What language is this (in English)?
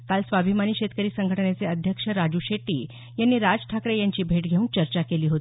Marathi